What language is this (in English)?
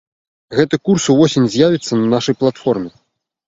Belarusian